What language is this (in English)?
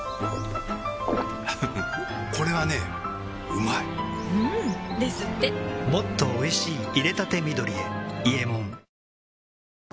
Japanese